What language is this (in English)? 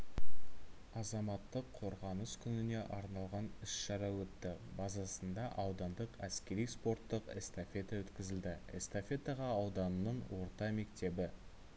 Kazakh